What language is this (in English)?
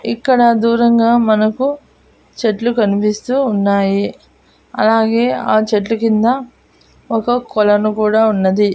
Telugu